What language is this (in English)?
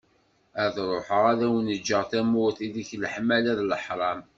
Kabyle